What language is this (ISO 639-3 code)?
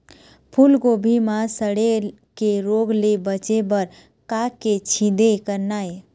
hne